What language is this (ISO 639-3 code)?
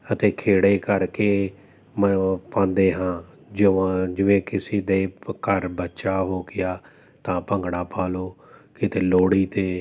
pan